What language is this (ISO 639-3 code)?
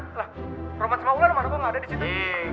ind